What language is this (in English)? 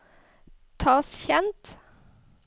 Norwegian